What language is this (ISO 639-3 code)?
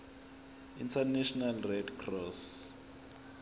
zul